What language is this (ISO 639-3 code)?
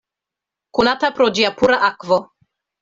epo